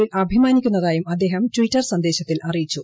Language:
Malayalam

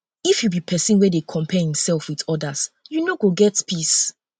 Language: Nigerian Pidgin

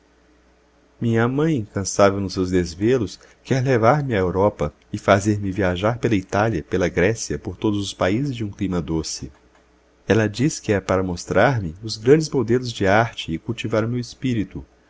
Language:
Portuguese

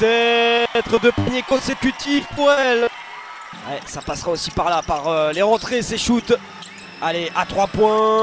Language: French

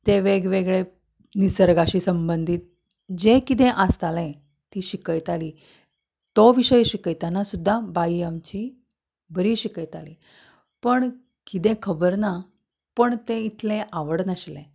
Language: Konkani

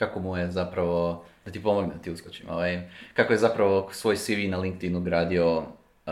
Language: Croatian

